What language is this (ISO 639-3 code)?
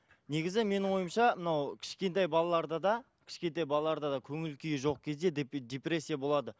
kaz